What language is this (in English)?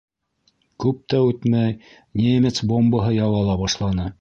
Bashkir